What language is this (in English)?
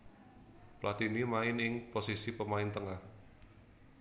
Javanese